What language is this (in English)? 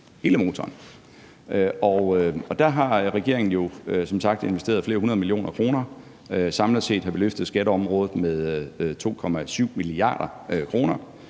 Danish